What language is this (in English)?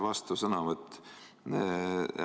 Estonian